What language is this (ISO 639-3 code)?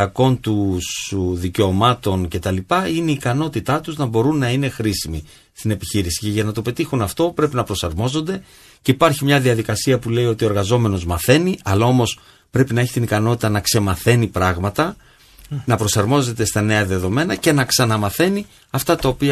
ell